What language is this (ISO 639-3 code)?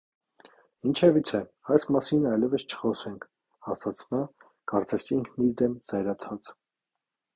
hye